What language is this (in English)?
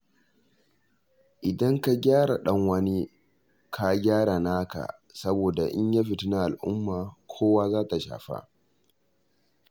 Hausa